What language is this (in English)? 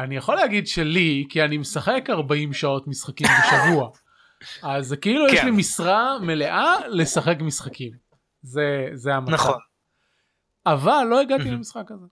Hebrew